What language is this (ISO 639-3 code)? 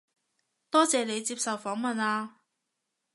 yue